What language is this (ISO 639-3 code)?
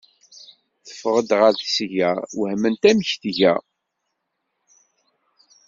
kab